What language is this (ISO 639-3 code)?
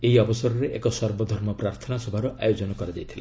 ori